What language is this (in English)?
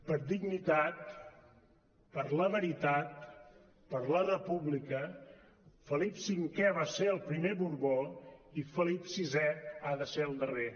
Catalan